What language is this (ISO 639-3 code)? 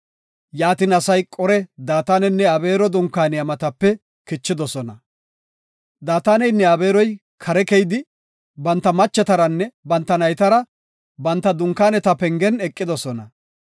gof